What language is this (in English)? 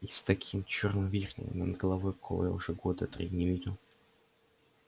Russian